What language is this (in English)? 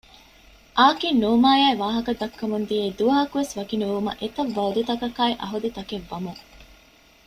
Divehi